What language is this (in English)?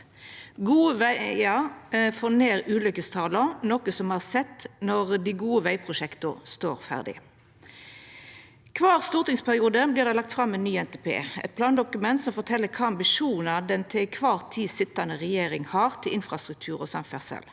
Norwegian